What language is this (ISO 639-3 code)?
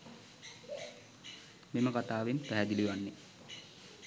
sin